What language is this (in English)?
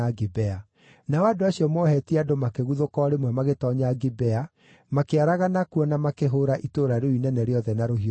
Kikuyu